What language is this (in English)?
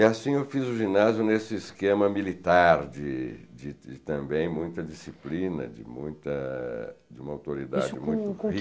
Portuguese